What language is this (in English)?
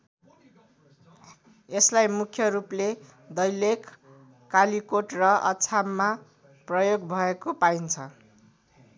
Nepali